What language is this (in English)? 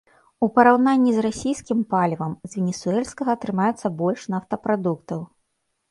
Belarusian